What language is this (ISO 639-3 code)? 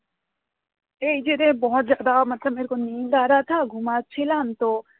ben